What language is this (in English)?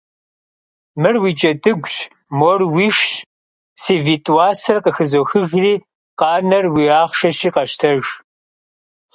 Kabardian